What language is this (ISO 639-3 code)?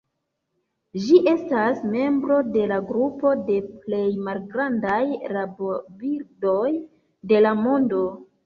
epo